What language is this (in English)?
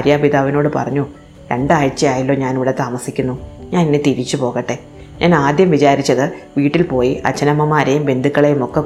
Malayalam